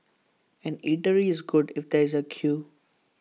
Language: English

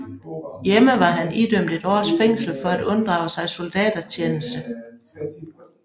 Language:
Danish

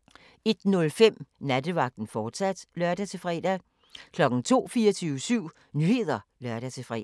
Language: Danish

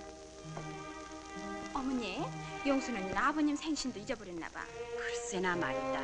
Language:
Korean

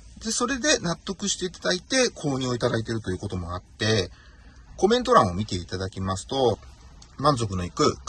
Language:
Japanese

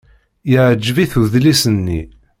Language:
Kabyle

